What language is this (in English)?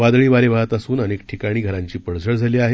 Marathi